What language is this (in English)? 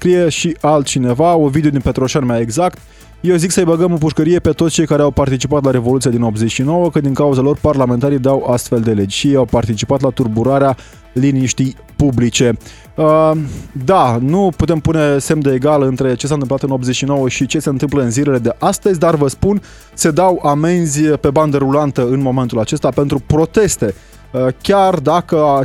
Romanian